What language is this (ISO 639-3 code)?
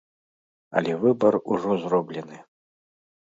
bel